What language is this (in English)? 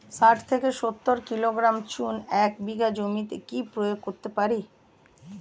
Bangla